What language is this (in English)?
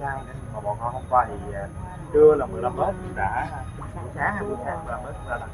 Vietnamese